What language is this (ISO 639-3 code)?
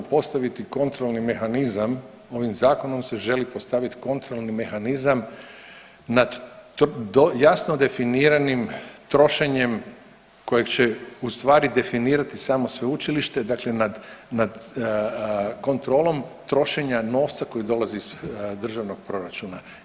hrv